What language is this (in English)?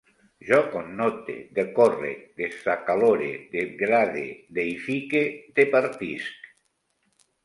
Catalan